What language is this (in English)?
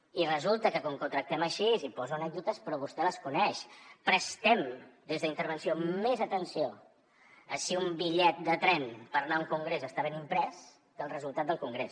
Catalan